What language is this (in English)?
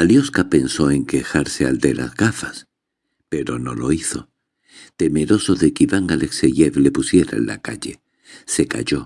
Spanish